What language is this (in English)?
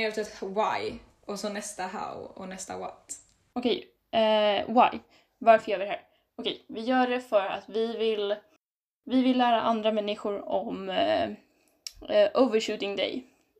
Swedish